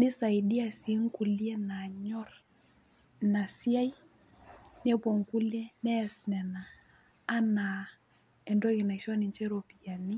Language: Masai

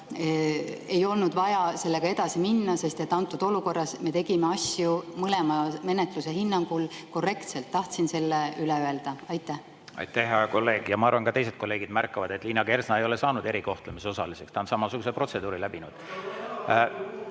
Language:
Estonian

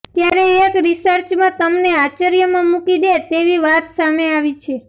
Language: Gujarati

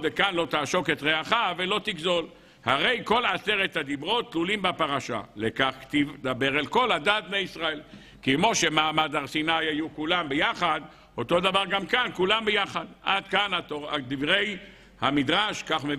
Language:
Hebrew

